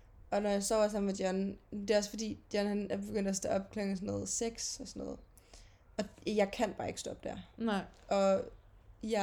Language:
Danish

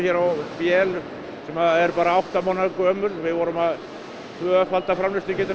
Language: Icelandic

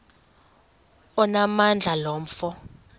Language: Xhosa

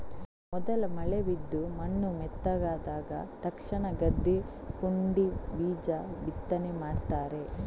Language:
Kannada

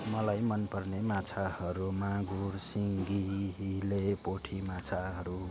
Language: Nepali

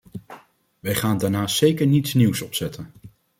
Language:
Dutch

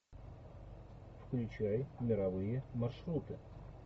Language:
Russian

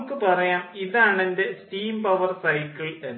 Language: Malayalam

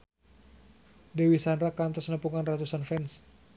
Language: Sundanese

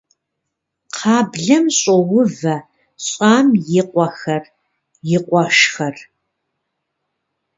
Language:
Kabardian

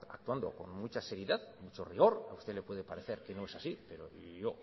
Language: Spanish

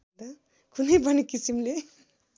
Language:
Nepali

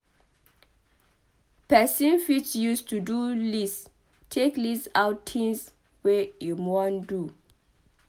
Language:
Nigerian Pidgin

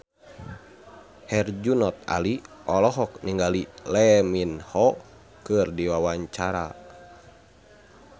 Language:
Sundanese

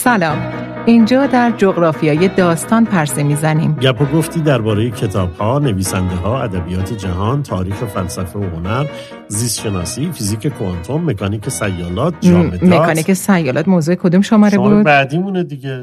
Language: Persian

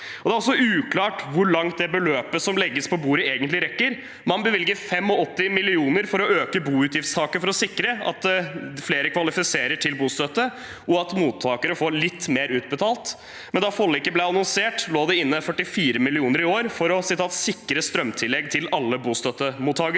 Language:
Norwegian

